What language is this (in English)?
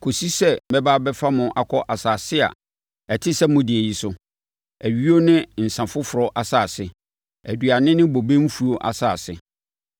Akan